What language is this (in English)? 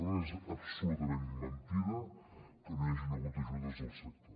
Catalan